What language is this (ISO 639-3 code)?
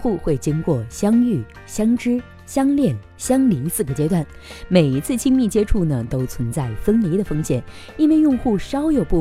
zho